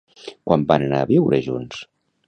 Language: Catalan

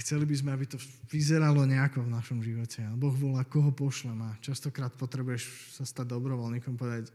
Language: Slovak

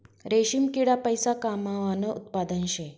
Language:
Marathi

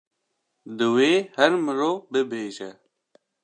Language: Kurdish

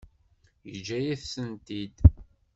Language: Kabyle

